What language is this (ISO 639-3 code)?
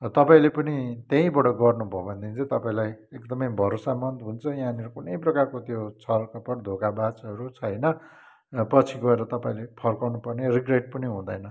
nep